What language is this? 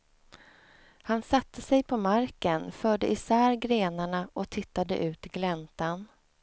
Swedish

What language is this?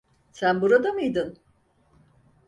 Turkish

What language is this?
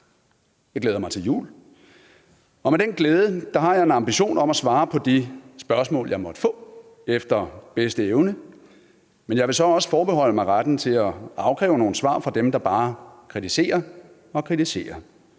Danish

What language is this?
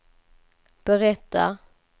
Swedish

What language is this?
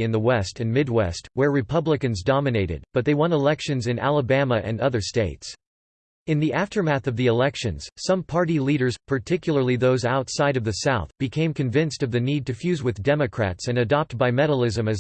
English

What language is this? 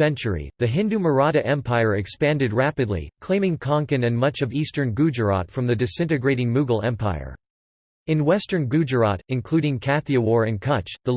English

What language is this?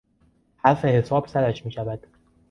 Persian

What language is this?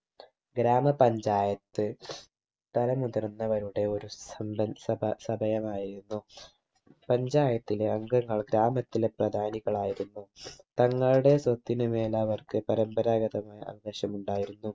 Malayalam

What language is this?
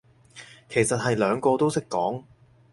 Cantonese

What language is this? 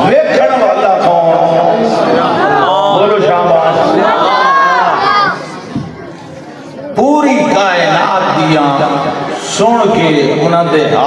Arabic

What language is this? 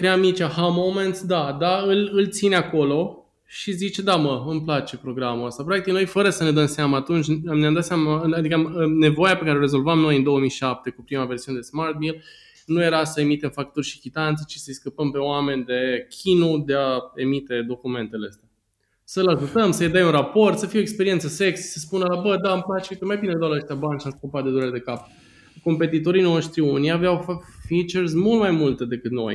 Romanian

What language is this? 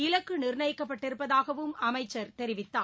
Tamil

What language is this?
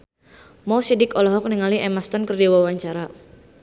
Sundanese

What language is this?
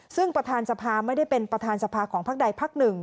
Thai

